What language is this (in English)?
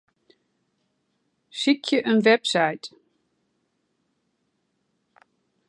Western Frisian